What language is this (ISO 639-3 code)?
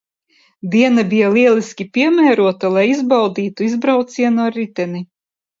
lav